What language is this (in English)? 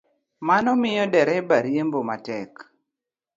Luo (Kenya and Tanzania)